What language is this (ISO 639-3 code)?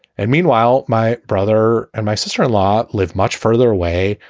eng